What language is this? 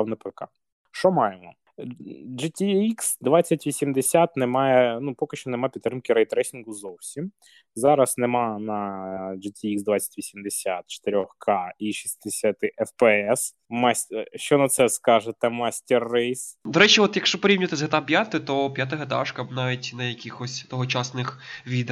Ukrainian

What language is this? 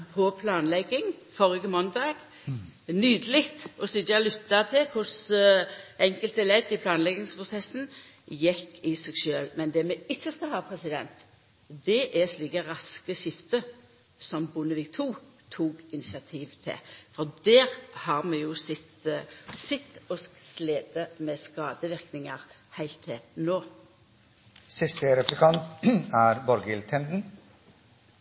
Norwegian Nynorsk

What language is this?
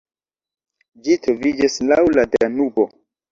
Esperanto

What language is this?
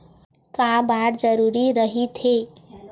Chhattisgarhi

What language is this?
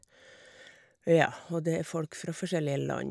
Norwegian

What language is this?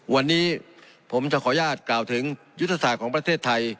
Thai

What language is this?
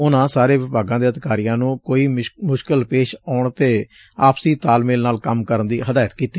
Punjabi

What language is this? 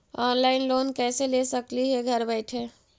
Magahi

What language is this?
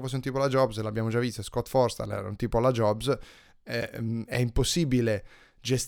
Italian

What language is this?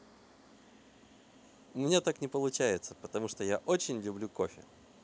Russian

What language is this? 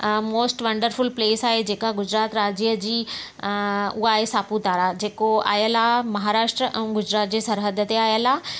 Sindhi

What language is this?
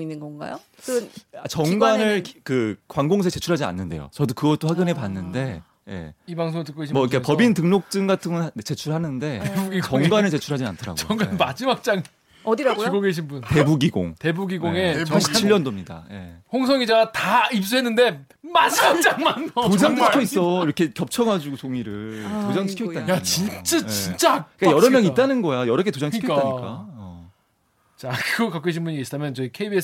Korean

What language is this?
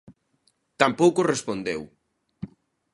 Galician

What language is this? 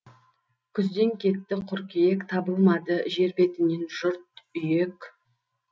Kazakh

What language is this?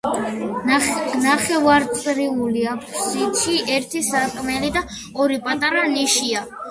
Georgian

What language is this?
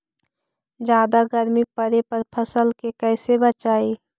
Magahi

